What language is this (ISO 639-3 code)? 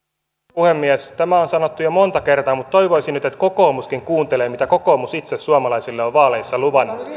fin